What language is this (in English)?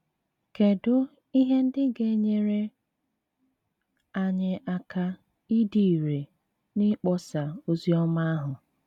Igbo